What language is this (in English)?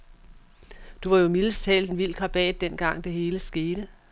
Danish